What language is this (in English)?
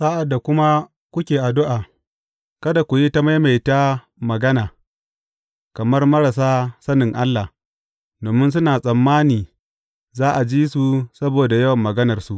Hausa